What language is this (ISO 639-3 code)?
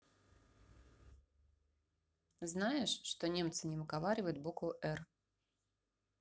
rus